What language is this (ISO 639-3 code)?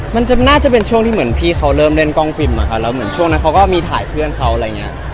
tha